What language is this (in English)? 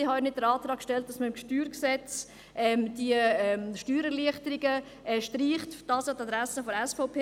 Swiss German